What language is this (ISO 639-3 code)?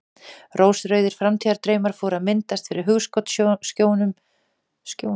isl